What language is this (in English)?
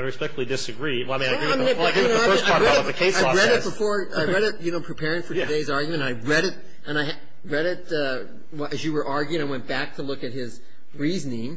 English